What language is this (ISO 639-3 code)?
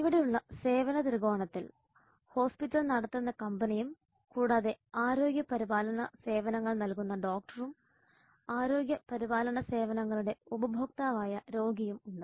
mal